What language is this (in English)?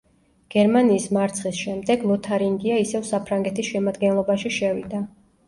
Georgian